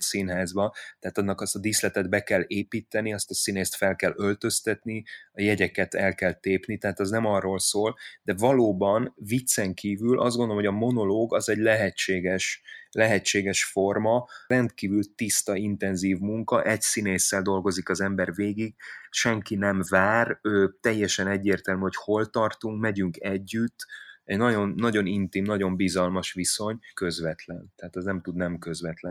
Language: Hungarian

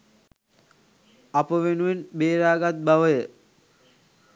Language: Sinhala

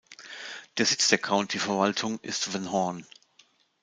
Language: German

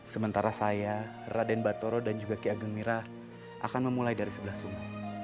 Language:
Indonesian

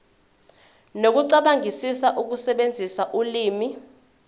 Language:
Zulu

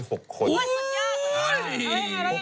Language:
Thai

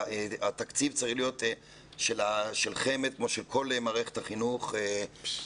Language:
Hebrew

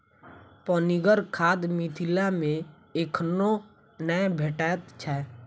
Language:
Maithili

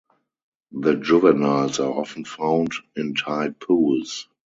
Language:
English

